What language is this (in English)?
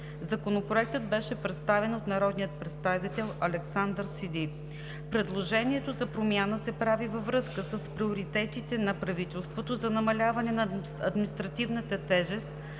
Bulgarian